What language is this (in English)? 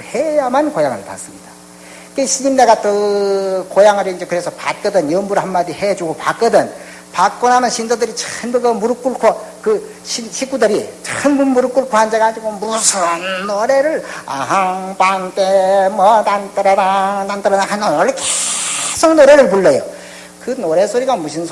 Korean